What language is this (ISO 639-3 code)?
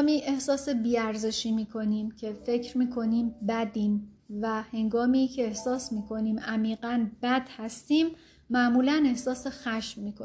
fas